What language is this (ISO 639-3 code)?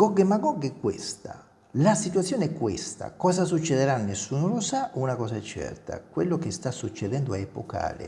ita